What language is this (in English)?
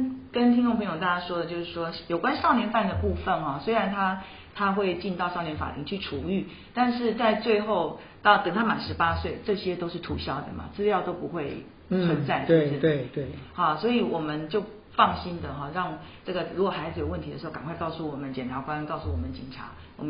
Chinese